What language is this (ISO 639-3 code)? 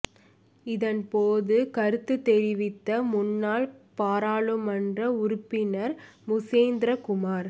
tam